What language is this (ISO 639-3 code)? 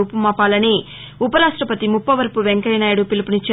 tel